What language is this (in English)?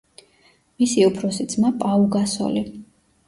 Georgian